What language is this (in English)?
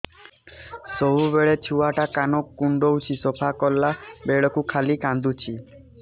Odia